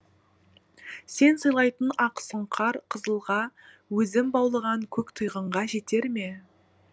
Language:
Kazakh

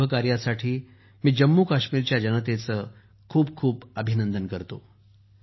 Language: Marathi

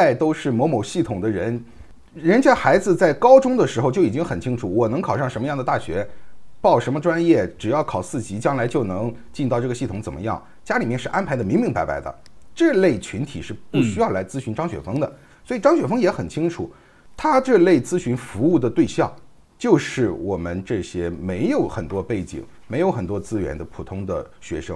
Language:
Chinese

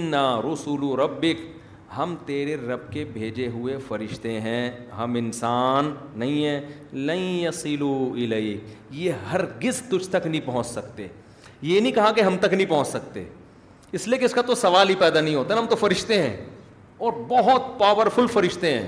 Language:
Urdu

